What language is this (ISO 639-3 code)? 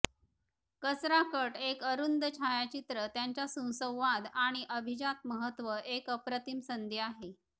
mar